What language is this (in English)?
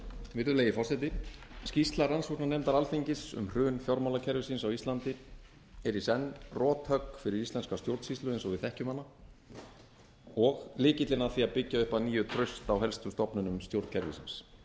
Icelandic